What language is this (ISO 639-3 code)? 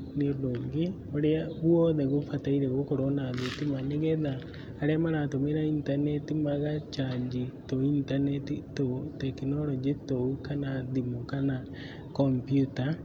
kik